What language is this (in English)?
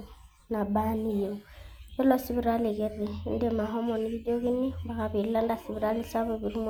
Masai